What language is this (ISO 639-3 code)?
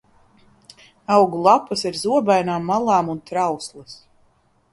lav